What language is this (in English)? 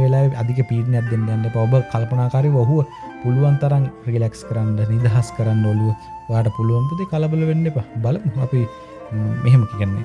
Sinhala